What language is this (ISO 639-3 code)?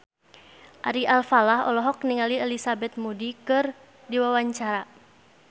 sun